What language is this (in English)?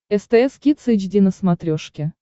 Russian